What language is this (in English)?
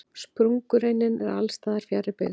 Icelandic